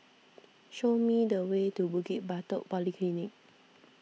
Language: English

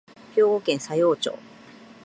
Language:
Japanese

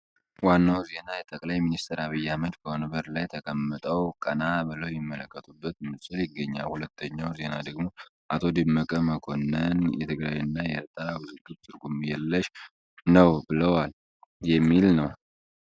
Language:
Amharic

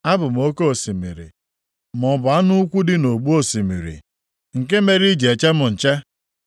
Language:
Igbo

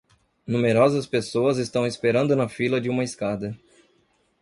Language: Portuguese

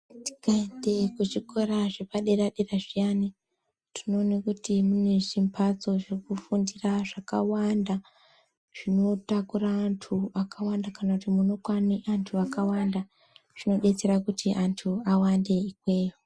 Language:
Ndau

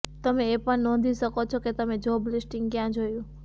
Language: Gujarati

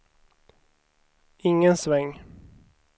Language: Swedish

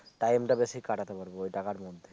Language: Bangla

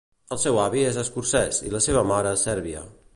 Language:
Catalan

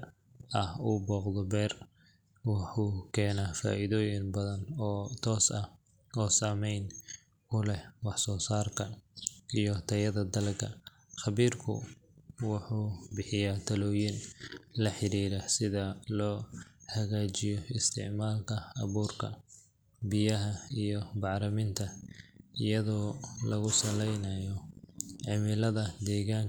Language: Somali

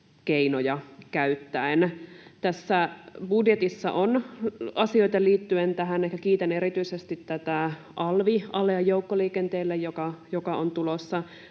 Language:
Finnish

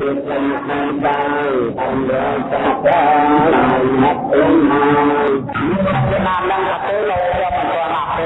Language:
Vietnamese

